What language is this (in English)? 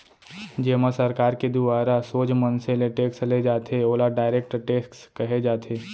Chhattisgarhi